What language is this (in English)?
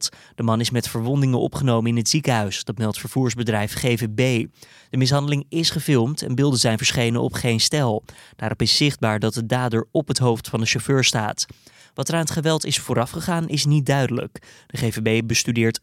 Dutch